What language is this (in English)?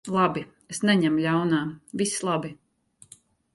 Latvian